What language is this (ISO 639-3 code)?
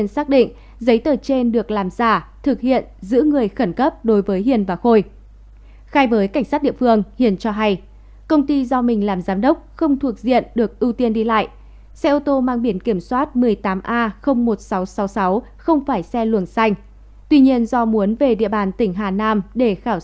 vie